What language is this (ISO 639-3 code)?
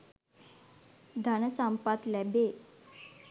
sin